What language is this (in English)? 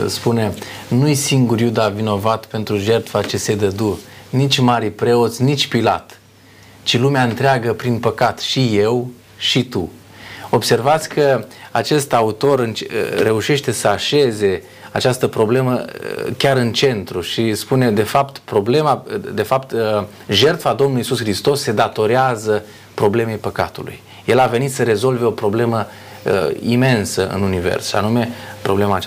Romanian